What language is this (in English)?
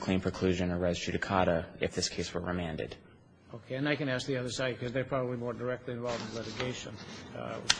English